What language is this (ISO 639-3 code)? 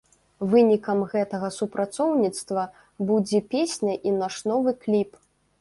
bel